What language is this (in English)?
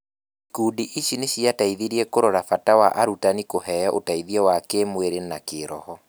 Kikuyu